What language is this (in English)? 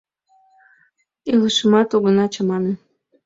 Mari